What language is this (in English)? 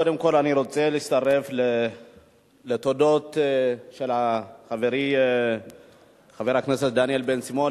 Hebrew